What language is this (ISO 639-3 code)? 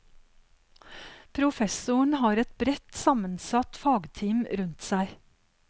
nor